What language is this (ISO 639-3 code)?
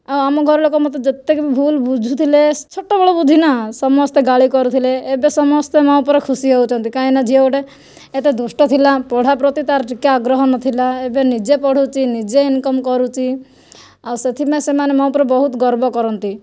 ori